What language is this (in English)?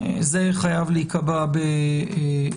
Hebrew